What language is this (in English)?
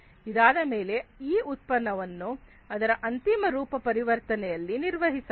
Kannada